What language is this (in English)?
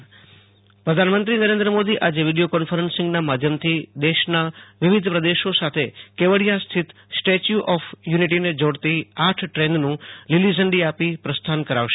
Gujarati